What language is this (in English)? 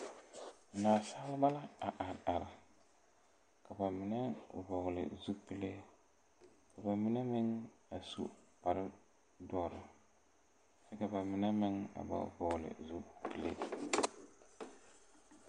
Southern Dagaare